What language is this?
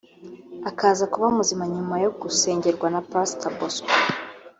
Kinyarwanda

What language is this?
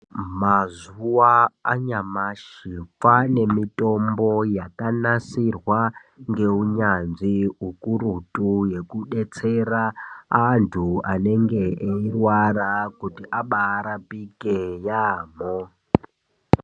Ndau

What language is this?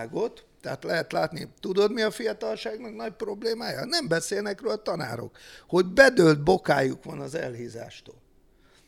Hungarian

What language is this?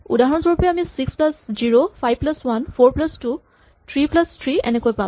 Assamese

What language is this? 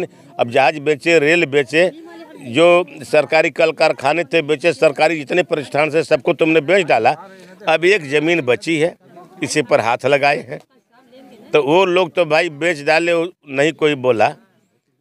Hindi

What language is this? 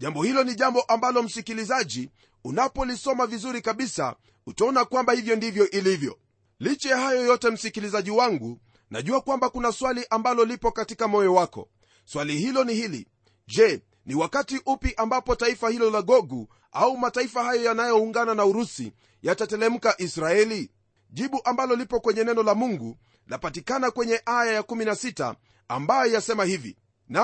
Swahili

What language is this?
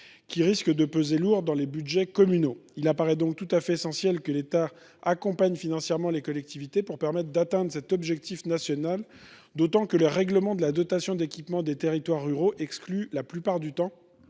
French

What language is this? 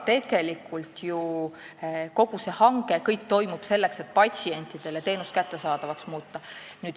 Estonian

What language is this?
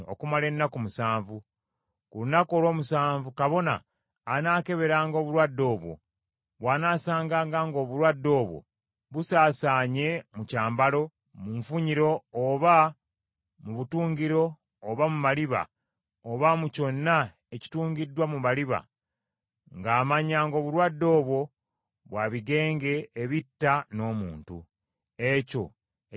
Ganda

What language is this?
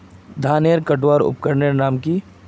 Magahi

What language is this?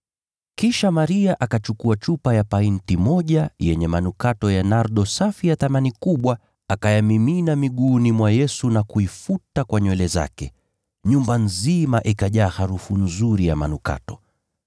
Swahili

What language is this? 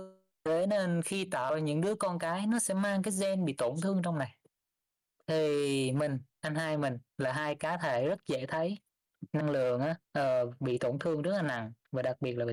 Vietnamese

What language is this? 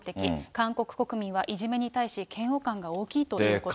Japanese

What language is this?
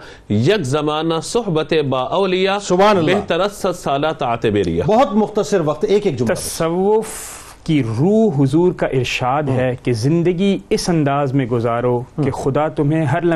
Urdu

